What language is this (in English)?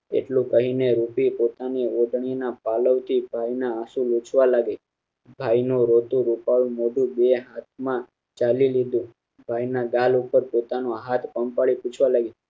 Gujarati